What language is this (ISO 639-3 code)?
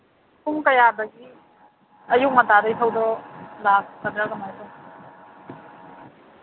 mni